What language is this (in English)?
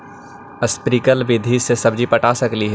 Magahi